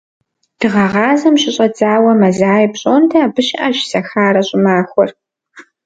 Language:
Kabardian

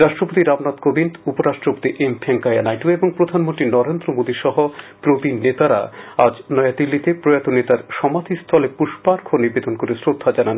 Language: Bangla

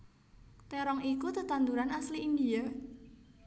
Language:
Javanese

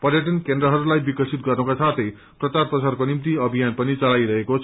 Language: Nepali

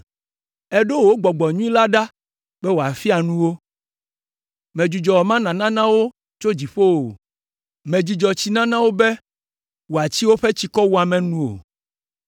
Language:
Ewe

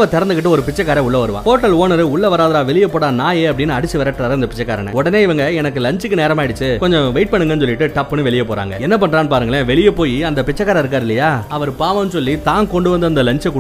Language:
Tamil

